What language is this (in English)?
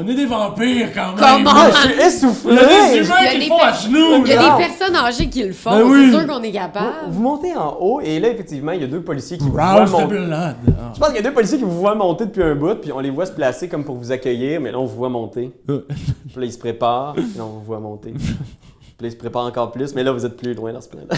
French